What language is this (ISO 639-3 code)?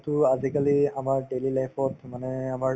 asm